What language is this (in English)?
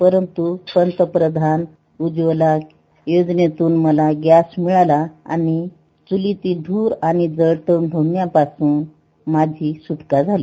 Marathi